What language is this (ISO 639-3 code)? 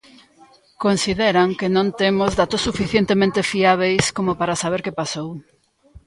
glg